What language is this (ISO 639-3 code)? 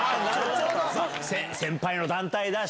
jpn